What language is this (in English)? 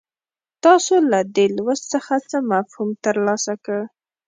Pashto